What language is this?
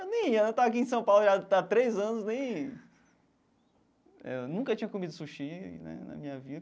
Portuguese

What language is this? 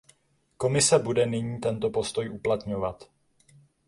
Czech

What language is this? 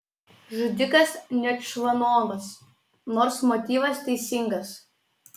Lithuanian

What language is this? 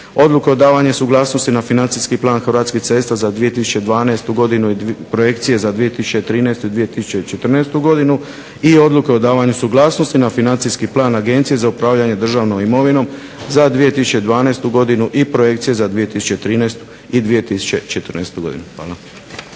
Croatian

